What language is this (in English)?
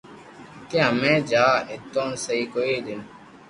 Loarki